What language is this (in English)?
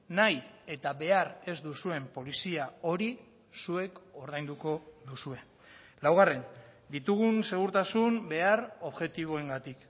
Basque